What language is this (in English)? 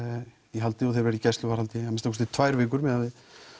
Icelandic